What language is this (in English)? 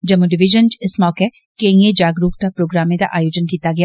Dogri